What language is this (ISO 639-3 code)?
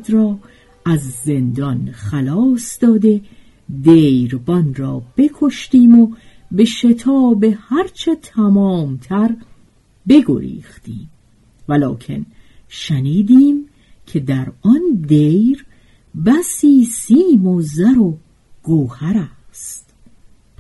fas